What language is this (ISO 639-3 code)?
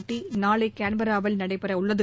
tam